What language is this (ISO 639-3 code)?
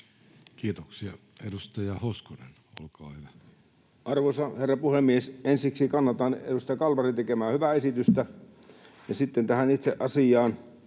fin